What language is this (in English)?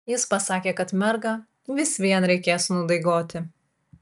Lithuanian